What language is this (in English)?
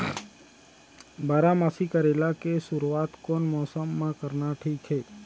Chhattisgarhi